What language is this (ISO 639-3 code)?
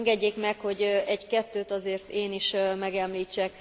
hun